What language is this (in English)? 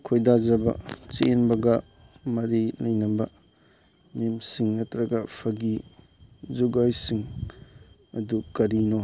Manipuri